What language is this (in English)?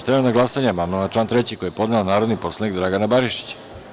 Serbian